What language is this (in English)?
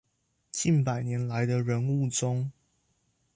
Chinese